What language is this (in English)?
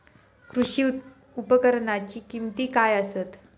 Marathi